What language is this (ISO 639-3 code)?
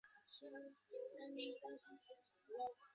zho